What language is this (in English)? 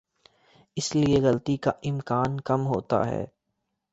Urdu